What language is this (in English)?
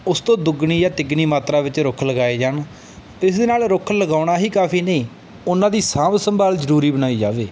Punjabi